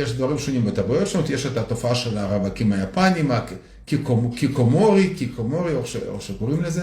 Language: Hebrew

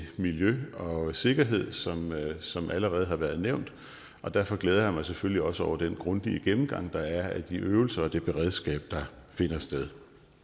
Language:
Danish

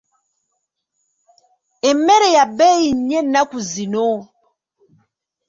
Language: Ganda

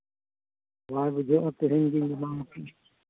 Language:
Santali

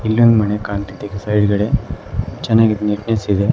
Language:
Kannada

